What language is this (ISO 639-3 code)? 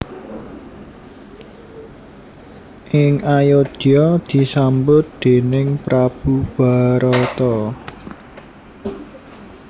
jav